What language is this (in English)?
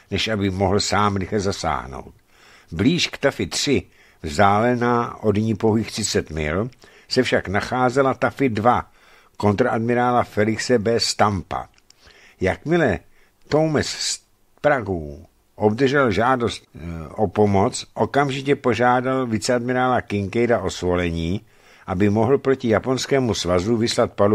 Czech